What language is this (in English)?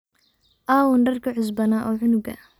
Somali